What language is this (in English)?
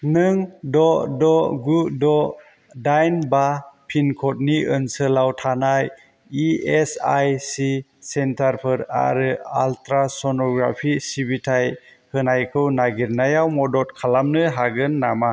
Bodo